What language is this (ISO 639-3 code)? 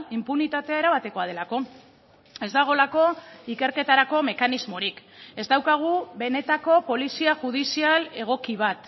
eus